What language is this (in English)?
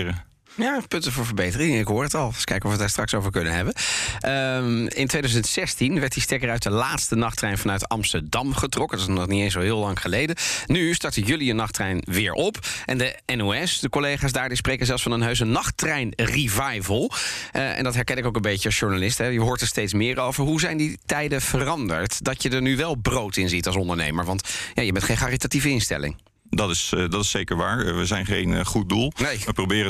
Dutch